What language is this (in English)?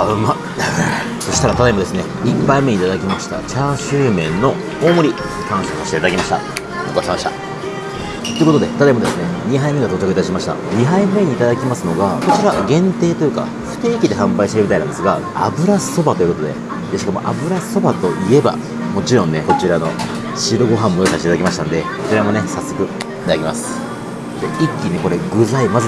Japanese